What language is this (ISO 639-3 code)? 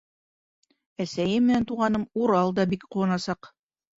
bak